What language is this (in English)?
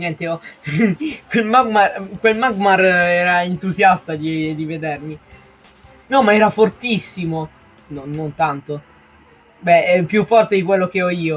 Italian